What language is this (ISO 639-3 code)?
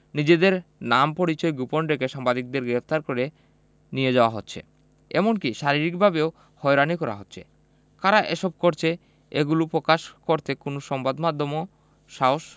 ben